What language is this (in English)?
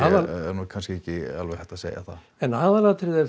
Icelandic